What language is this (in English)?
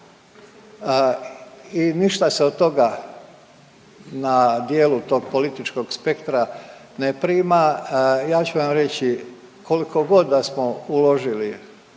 Croatian